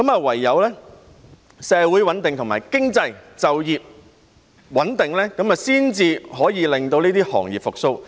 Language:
Cantonese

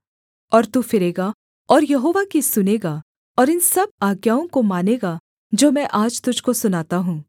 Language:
Hindi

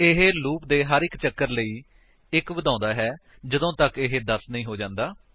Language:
Punjabi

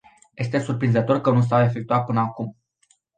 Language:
Romanian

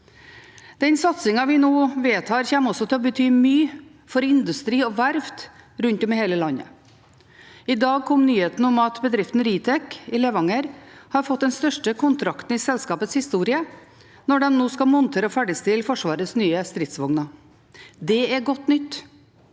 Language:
Norwegian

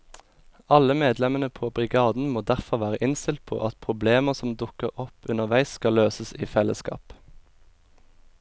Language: Norwegian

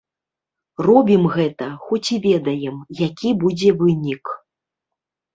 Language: Belarusian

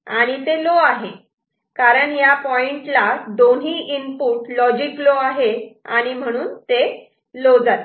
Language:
Marathi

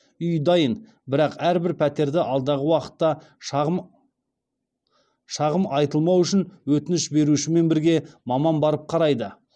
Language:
Kazakh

